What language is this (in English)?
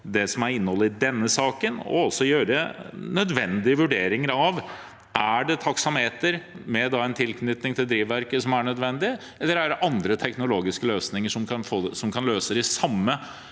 Norwegian